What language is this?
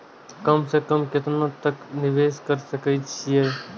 Maithili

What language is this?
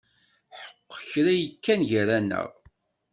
Kabyle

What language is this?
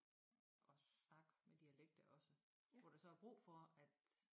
Danish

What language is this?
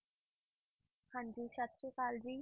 Punjabi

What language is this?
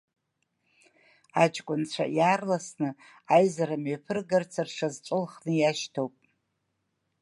Abkhazian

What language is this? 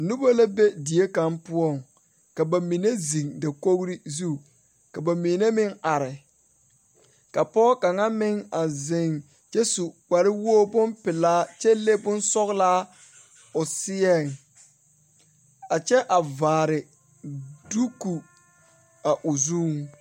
Southern Dagaare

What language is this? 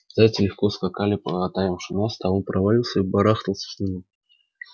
Russian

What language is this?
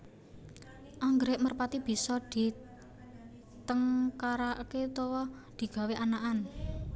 Javanese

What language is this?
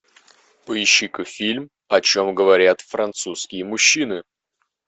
Russian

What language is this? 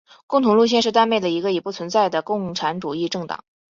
Chinese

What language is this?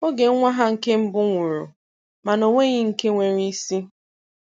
Igbo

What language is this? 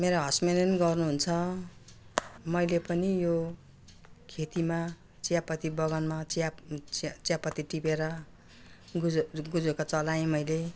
Nepali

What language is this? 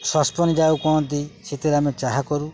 Odia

